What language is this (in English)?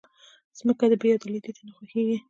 Pashto